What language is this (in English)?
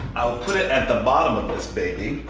English